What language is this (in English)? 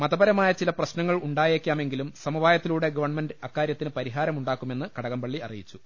Malayalam